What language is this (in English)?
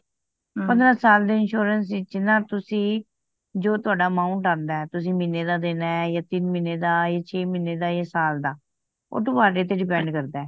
Punjabi